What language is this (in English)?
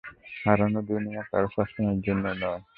Bangla